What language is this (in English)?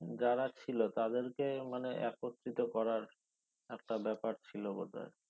Bangla